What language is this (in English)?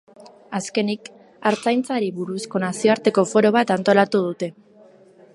Basque